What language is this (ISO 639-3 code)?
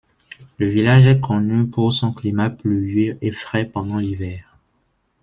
fra